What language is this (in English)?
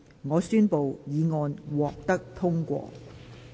Cantonese